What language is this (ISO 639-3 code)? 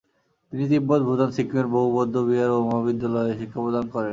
ben